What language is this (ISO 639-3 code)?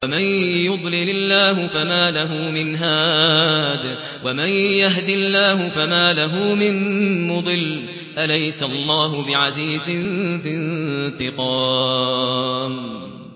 ara